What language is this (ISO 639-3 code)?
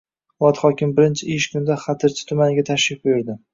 uzb